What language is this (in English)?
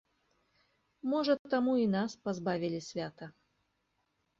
Belarusian